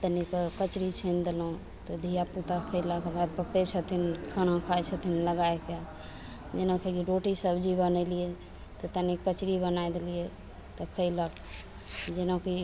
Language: Maithili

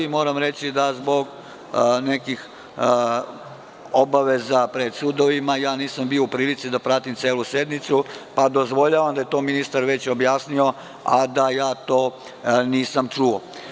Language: Serbian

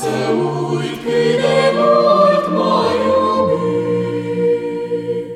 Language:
Romanian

